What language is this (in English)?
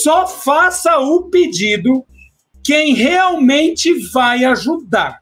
Portuguese